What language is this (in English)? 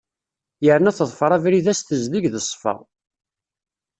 Kabyle